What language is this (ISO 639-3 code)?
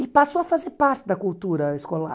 por